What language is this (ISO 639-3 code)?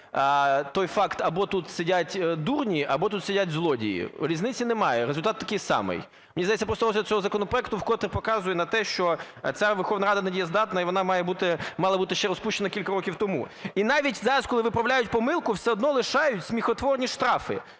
ukr